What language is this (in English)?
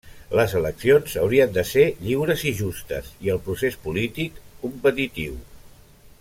Catalan